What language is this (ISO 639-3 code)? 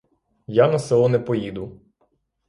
ukr